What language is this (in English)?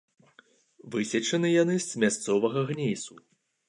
Belarusian